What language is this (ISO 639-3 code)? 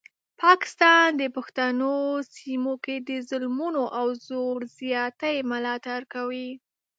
pus